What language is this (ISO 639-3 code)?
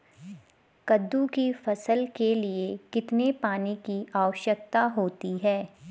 hin